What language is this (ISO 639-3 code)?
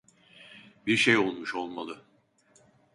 tur